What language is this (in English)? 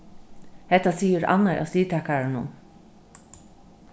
Faroese